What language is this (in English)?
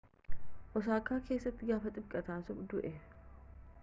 Oromo